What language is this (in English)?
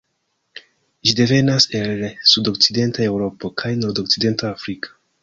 Esperanto